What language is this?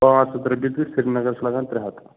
Kashmiri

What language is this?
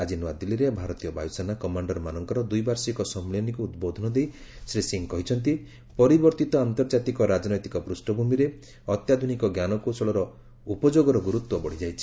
Odia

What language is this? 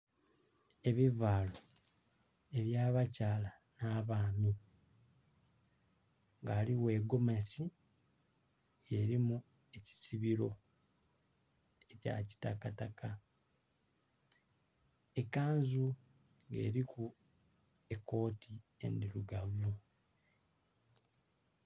Soga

